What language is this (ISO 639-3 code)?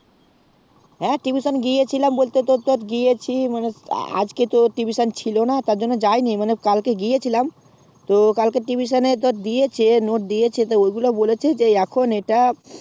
ben